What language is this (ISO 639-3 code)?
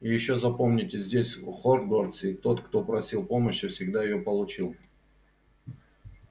rus